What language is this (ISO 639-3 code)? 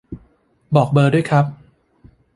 tha